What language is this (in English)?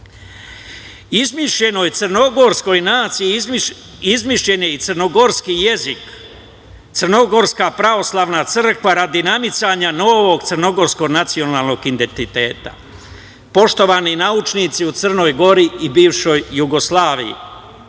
Serbian